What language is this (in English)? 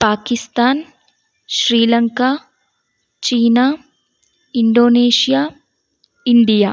Kannada